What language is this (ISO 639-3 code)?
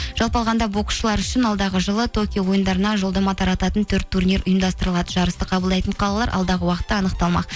kaz